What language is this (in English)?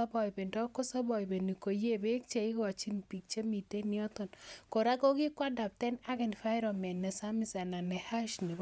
Kalenjin